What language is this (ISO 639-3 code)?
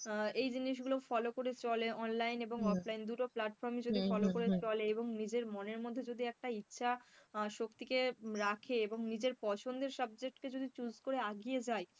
ben